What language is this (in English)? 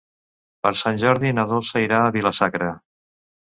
Catalan